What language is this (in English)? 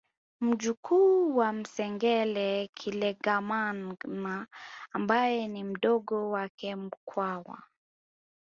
Swahili